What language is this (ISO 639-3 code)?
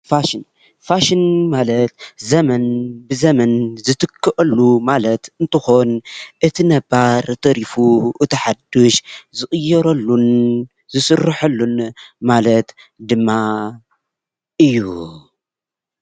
tir